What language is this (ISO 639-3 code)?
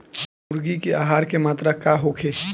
bho